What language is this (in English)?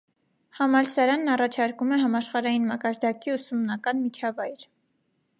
Armenian